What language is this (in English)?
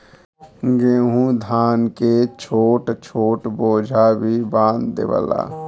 Bhojpuri